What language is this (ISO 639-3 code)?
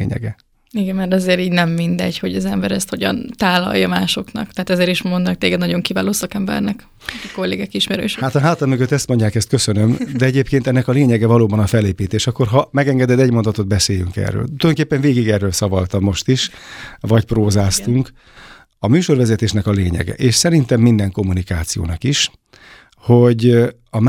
hun